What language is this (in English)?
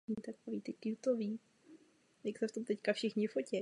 Czech